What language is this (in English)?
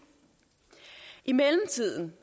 Danish